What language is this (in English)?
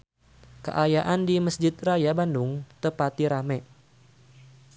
Sundanese